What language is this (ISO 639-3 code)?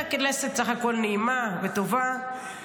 heb